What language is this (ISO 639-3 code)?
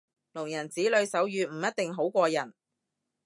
yue